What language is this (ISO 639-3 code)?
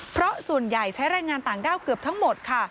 tha